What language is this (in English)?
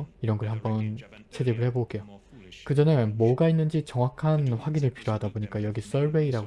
Korean